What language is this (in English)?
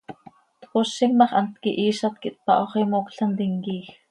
Seri